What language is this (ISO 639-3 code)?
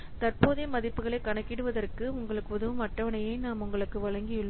tam